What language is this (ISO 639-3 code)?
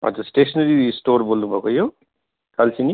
nep